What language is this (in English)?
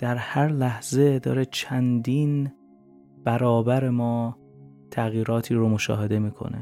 Persian